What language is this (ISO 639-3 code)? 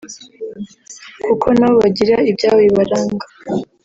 kin